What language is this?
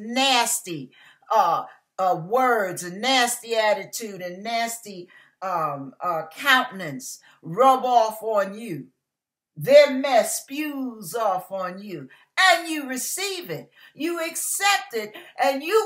English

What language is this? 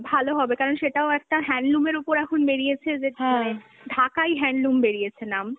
Bangla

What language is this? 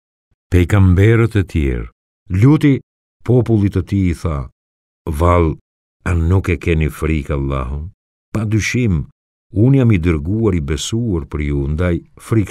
Romanian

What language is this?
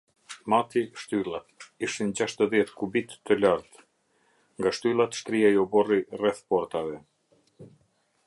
Albanian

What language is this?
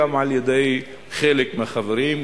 Hebrew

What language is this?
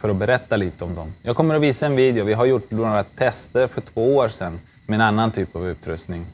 Swedish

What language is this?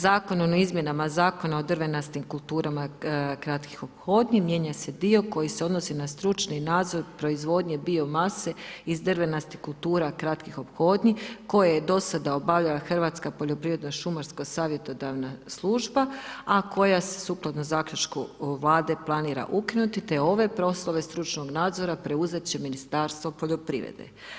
Croatian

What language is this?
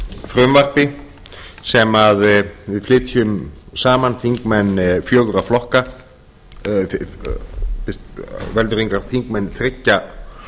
Icelandic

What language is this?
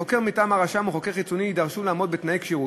Hebrew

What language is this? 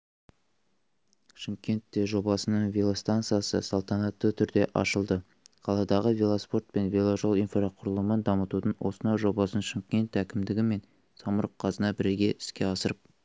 Kazakh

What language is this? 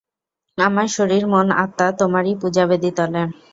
Bangla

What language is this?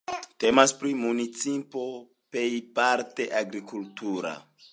Esperanto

